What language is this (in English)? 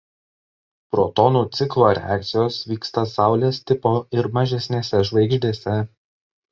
Lithuanian